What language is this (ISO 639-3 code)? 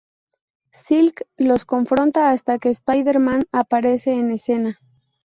spa